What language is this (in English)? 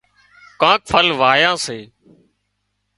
Wadiyara Koli